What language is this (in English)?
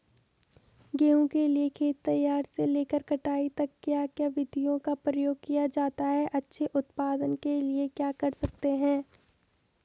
Hindi